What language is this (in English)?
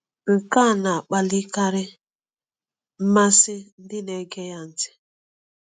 Igbo